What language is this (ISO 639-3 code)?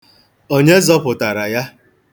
ibo